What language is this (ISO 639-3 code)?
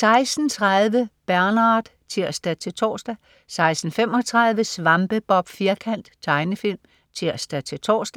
dan